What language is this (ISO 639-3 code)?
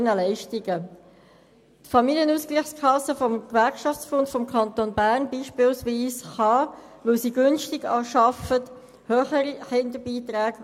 gsw